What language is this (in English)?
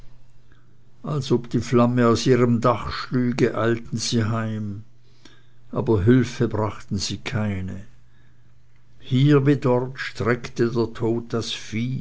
German